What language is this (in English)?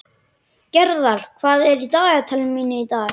Icelandic